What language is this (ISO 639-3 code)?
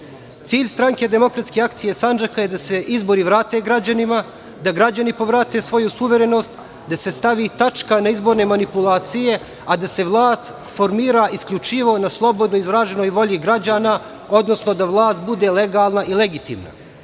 srp